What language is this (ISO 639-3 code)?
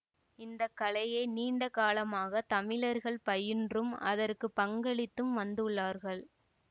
tam